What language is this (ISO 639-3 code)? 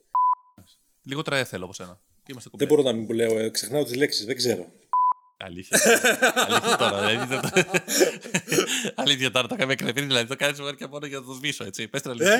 ell